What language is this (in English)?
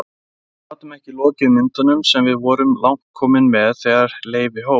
Icelandic